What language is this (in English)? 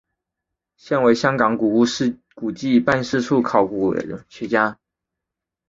Chinese